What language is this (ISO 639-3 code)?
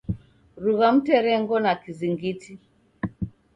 dav